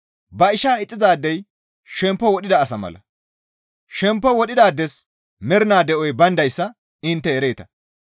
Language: Gamo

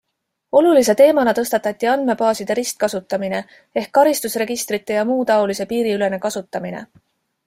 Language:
Estonian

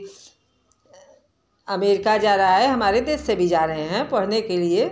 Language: Hindi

